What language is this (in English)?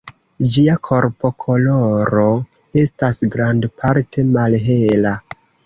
Esperanto